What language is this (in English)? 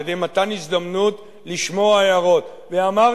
Hebrew